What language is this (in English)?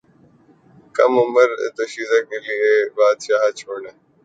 Urdu